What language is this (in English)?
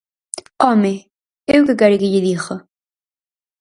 Galician